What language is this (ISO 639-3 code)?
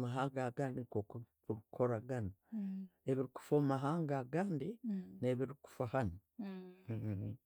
ttj